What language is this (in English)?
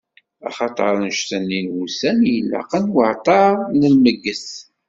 Kabyle